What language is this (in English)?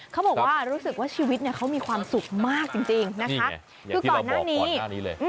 Thai